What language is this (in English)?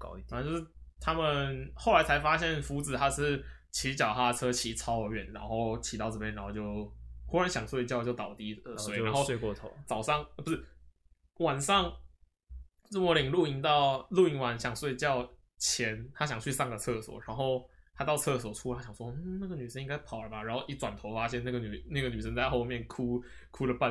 Chinese